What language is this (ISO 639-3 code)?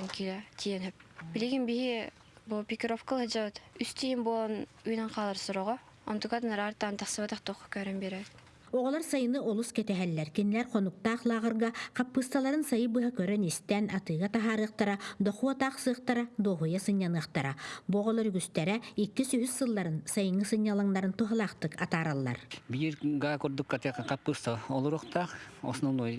tur